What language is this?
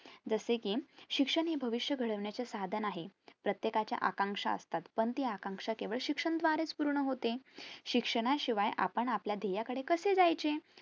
Marathi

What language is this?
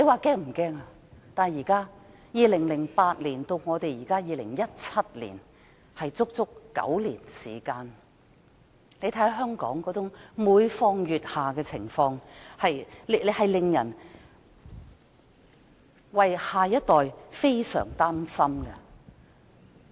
Cantonese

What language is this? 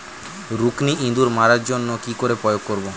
Bangla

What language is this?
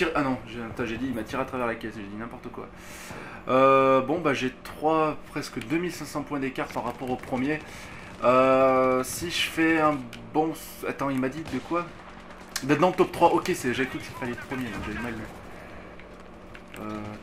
French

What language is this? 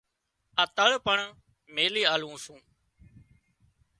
Wadiyara Koli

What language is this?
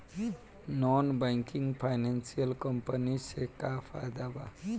Bhojpuri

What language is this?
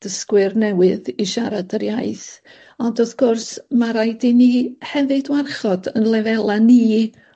Welsh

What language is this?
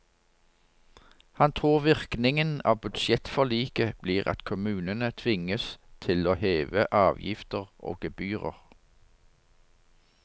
Norwegian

